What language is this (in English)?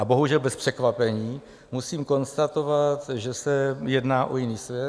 Czech